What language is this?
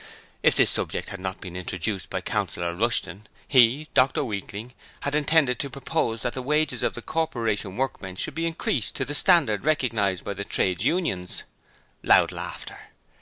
English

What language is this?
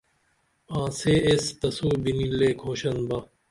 Dameli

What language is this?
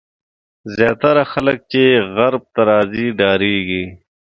Pashto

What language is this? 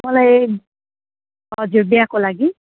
Nepali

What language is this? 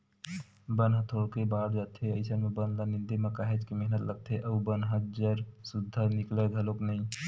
Chhattisgarhi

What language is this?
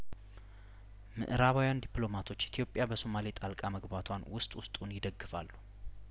Amharic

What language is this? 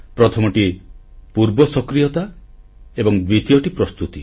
Odia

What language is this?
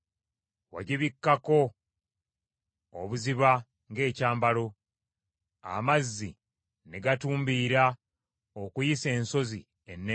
Ganda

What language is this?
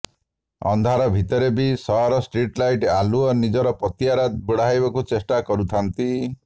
Odia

